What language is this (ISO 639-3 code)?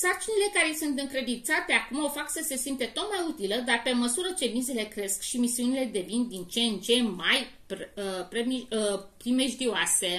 ron